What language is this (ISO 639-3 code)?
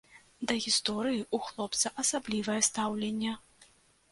bel